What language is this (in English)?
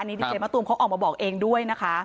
Thai